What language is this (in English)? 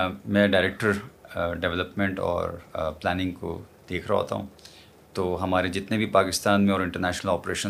Urdu